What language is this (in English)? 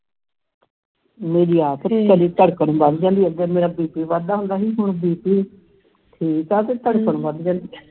Punjabi